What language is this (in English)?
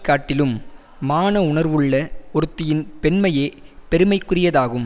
Tamil